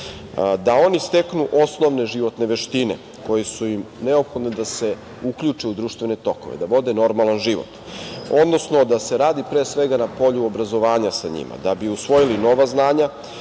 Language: Serbian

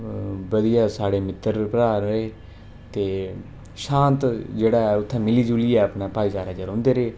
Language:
Dogri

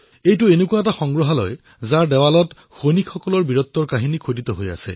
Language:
Assamese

